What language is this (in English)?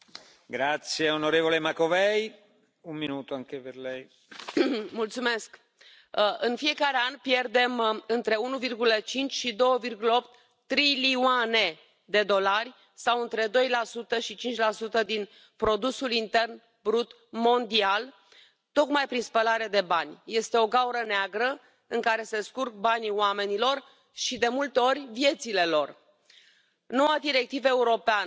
Hungarian